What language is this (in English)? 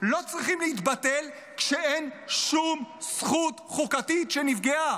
Hebrew